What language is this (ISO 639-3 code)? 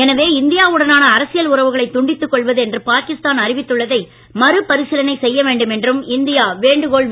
tam